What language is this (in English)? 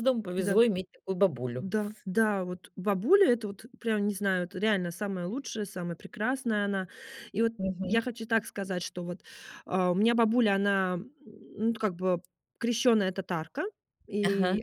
Russian